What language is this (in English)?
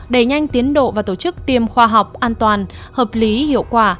Vietnamese